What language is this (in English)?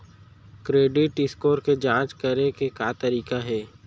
Chhattisgarhi